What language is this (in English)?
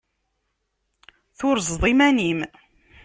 Kabyle